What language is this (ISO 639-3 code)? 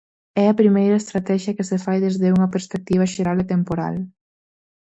glg